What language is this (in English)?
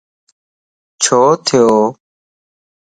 Lasi